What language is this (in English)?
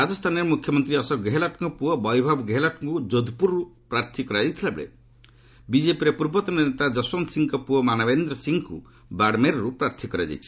Odia